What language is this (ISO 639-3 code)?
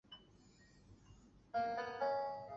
zho